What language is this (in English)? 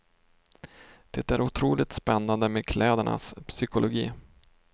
Swedish